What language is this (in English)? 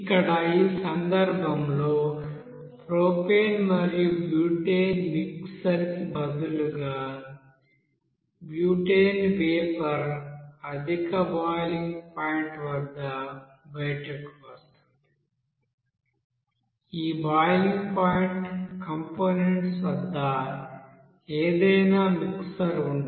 Telugu